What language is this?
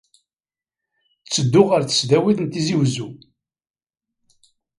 Kabyle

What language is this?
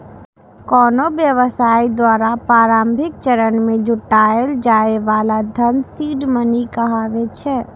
Maithili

